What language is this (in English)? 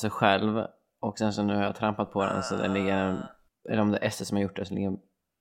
Swedish